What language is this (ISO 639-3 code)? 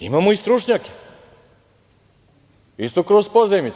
srp